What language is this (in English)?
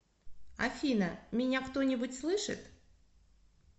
Russian